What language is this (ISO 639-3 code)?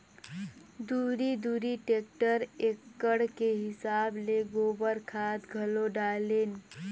hne